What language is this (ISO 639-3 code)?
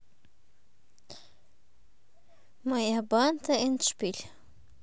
rus